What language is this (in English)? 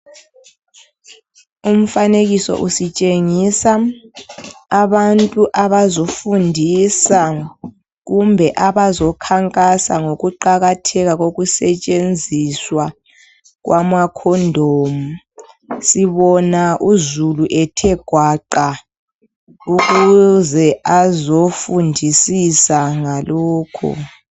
North Ndebele